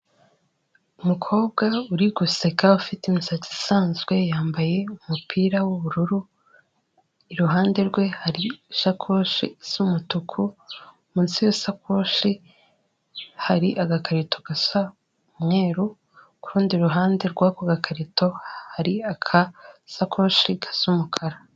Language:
Kinyarwanda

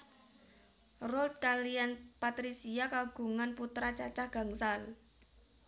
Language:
Javanese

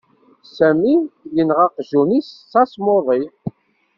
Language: Kabyle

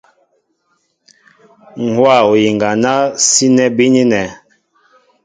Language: Mbo (Cameroon)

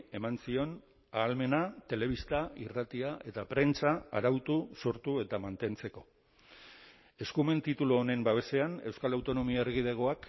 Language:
Basque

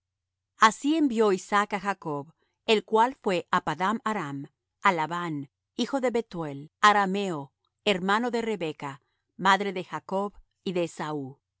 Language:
Spanish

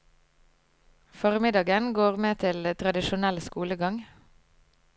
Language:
Norwegian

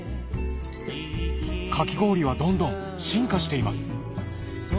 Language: Japanese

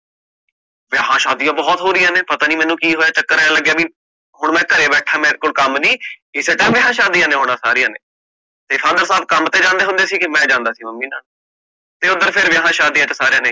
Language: Punjabi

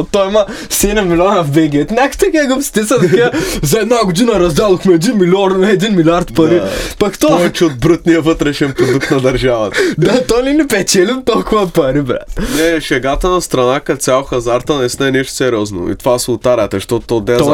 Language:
Bulgarian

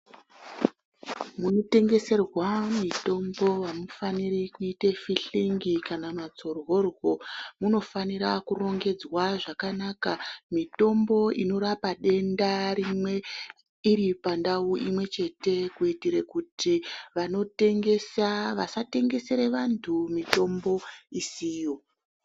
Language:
Ndau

